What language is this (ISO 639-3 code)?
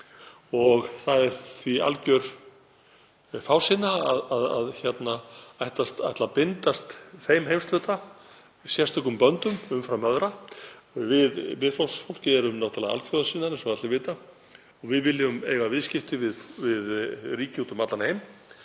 isl